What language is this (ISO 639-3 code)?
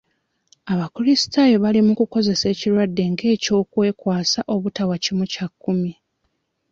lug